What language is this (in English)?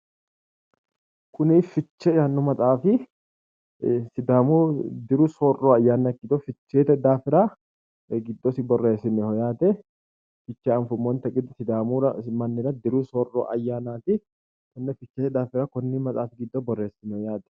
Sidamo